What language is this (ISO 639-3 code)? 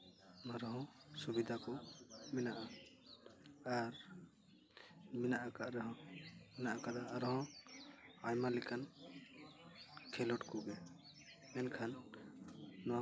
sat